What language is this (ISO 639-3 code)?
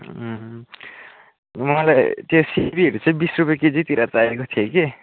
nep